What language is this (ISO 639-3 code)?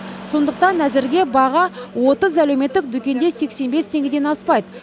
kaz